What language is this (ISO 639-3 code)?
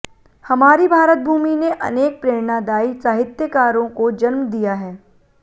hin